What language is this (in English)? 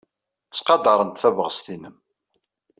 Kabyle